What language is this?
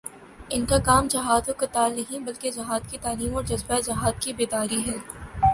Urdu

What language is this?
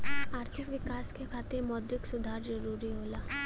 Bhojpuri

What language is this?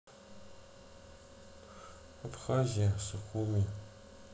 Russian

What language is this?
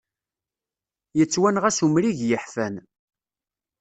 Kabyle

